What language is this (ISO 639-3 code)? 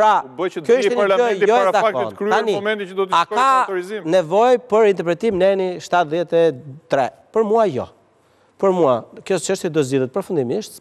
ron